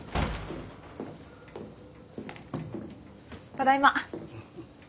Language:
Japanese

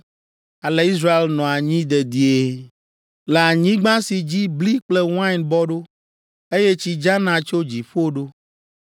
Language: Ewe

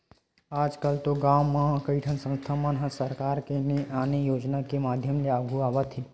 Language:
Chhattisgarhi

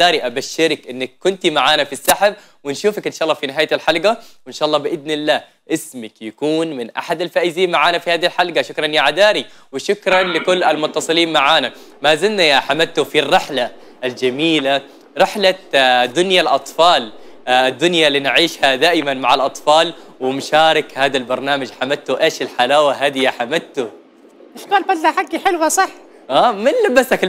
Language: Arabic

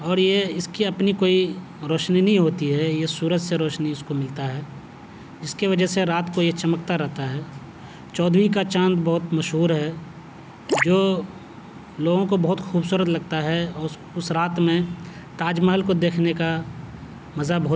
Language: Urdu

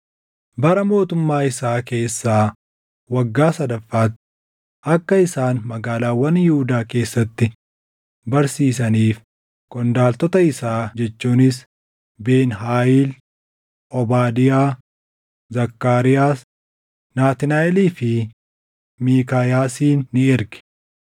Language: Oromo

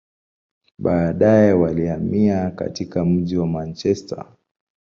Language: Swahili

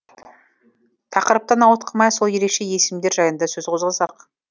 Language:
Kazakh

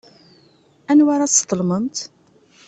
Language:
Kabyle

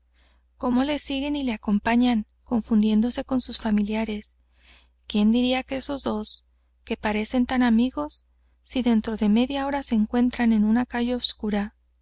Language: Spanish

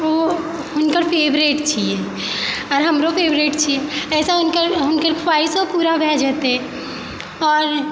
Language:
Maithili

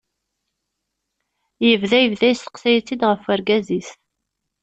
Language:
Kabyle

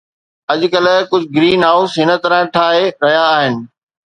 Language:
Sindhi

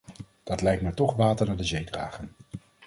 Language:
Dutch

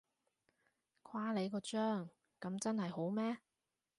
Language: Cantonese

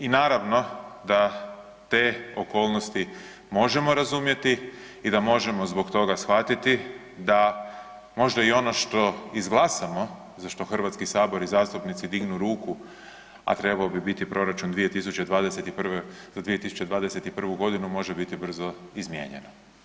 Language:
Croatian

